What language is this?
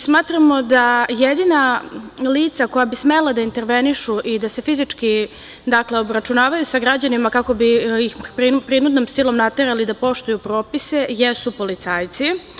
Serbian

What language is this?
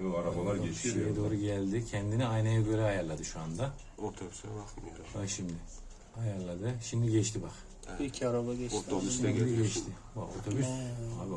Turkish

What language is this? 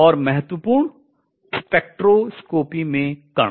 Hindi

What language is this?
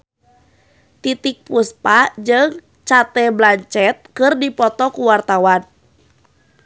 Sundanese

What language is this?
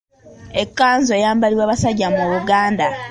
Ganda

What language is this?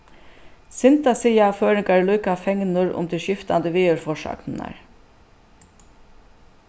Faroese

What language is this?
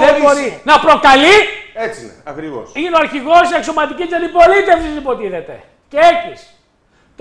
Greek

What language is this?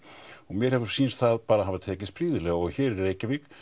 Icelandic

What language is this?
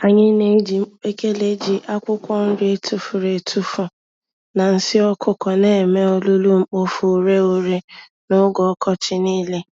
Igbo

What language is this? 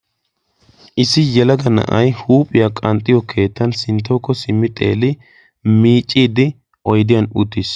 Wolaytta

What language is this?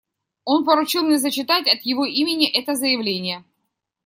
Russian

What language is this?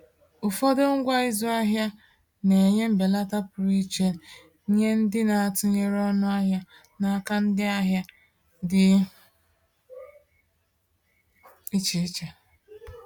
Igbo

